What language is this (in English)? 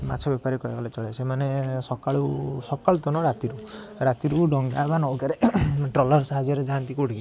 Odia